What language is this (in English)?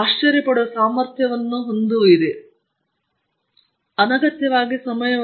Kannada